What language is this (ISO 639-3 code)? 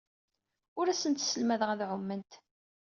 kab